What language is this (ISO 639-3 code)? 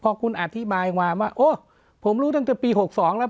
tha